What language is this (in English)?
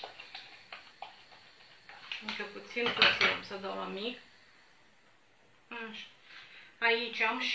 Romanian